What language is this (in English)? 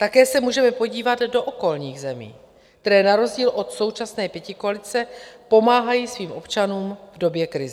Czech